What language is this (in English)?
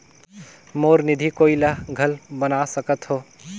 Chhattisgarhi